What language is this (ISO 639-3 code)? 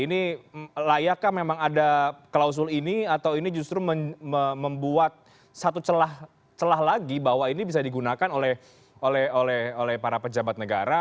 ind